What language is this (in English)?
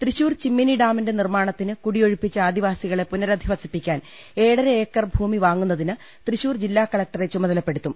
Malayalam